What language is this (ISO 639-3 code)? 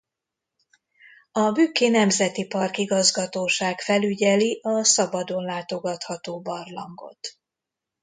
hun